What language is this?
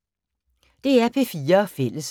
Danish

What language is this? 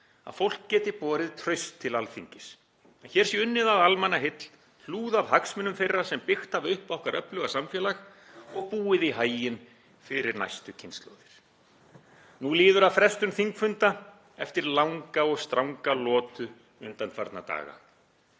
Icelandic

